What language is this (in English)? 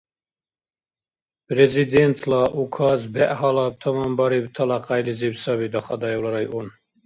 Dargwa